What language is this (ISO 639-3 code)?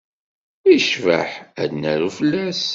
kab